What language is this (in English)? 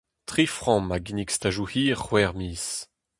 Breton